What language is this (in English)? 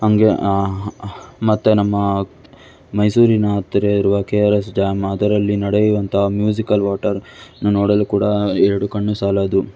Kannada